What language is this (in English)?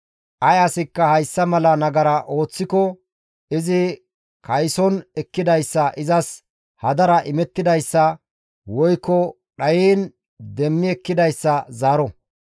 Gamo